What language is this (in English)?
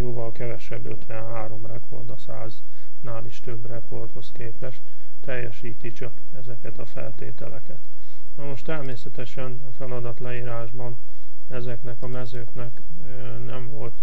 Hungarian